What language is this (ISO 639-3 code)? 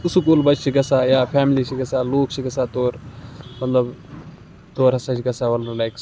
kas